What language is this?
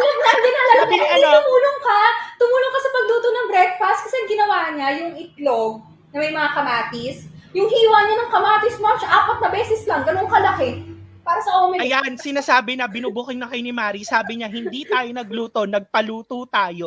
Filipino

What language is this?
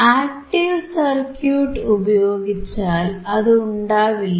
Malayalam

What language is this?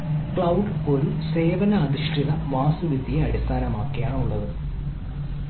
Malayalam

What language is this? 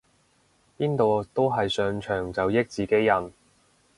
Cantonese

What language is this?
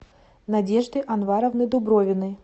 Russian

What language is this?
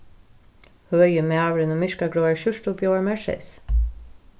Faroese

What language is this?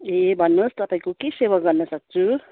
Nepali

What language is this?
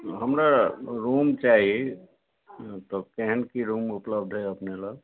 Maithili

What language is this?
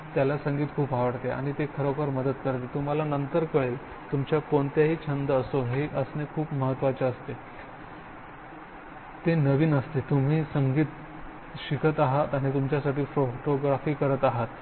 Marathi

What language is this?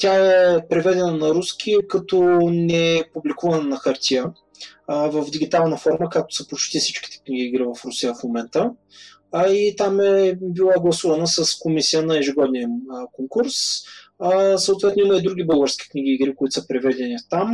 Bulgarian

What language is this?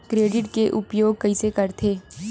Chhattisgarhi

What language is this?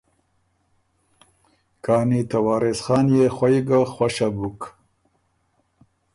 Ormuri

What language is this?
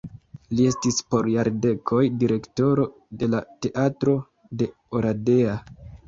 Esperanto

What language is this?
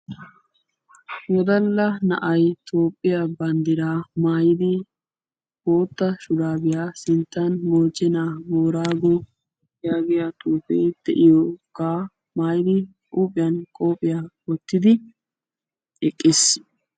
Wolaytta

